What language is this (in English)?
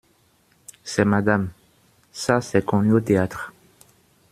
French